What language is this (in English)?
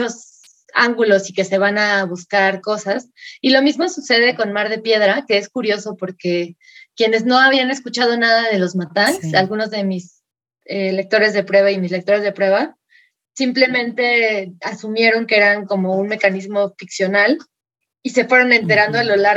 Spanish